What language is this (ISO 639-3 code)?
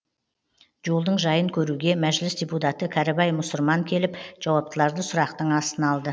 kaz